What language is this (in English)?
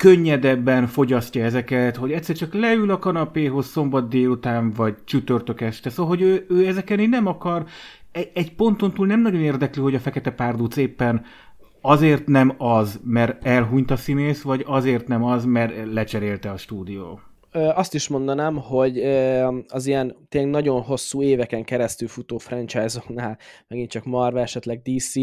Hungarian